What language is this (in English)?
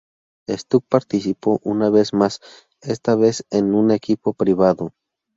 Spanish